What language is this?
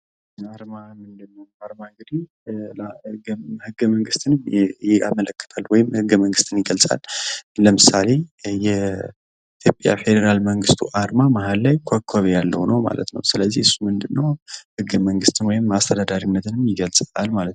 Amharic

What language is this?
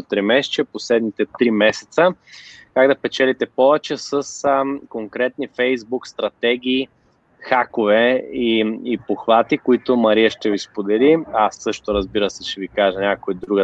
Bulgarian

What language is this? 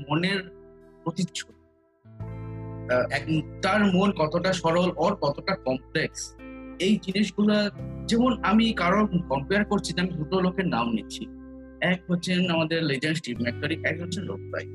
Bangla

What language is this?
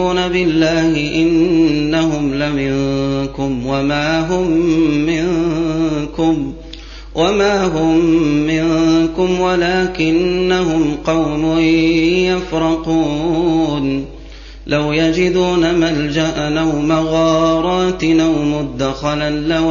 Arabic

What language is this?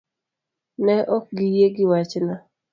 Luo (Kenya and Tanzania)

